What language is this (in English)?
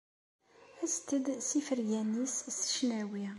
Kabyle